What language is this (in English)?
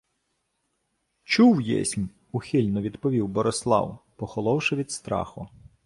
Ukrainian